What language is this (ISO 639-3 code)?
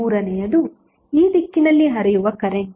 kan